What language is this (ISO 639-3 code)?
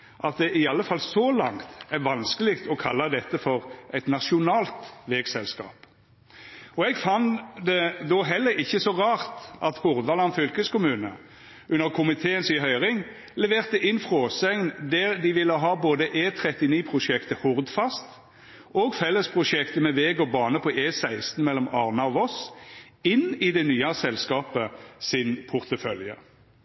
nno